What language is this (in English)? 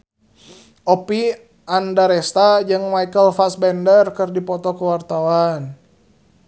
Sundanese